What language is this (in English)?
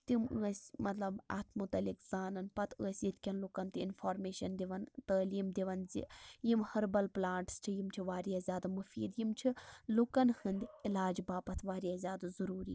Kashmiri